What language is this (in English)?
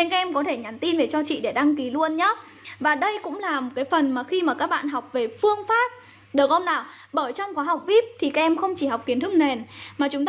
Vietnamese